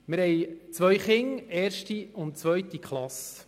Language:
Swiss German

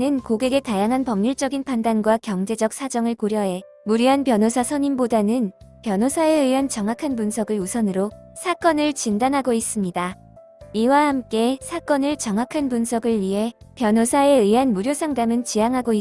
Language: Korean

